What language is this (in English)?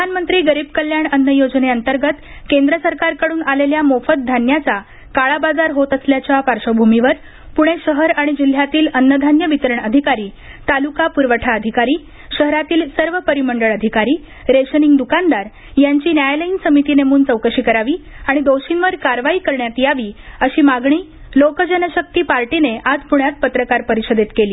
Marathi